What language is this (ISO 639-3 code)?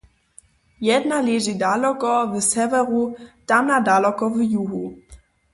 hsb